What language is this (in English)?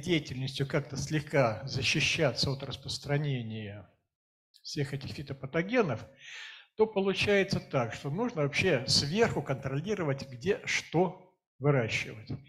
Russian